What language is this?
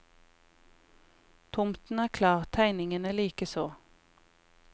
Norwegian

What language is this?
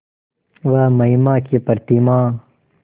Hindi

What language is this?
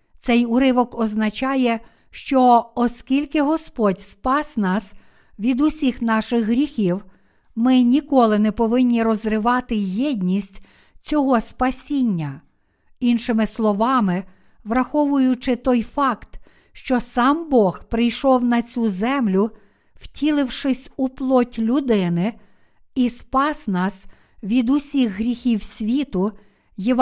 Ukrainian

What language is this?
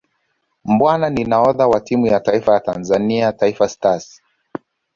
Swahili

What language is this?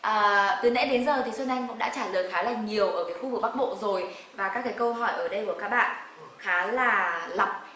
Vietnamese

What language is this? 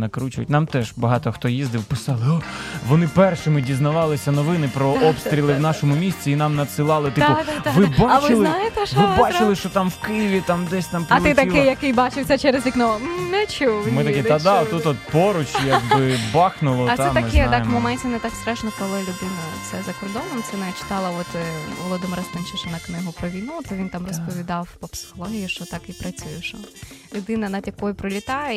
Ukrainian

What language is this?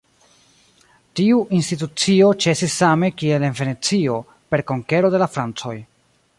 Esperanto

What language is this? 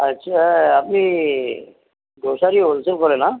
Assamese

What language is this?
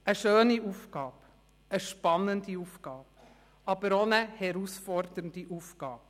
Swiss German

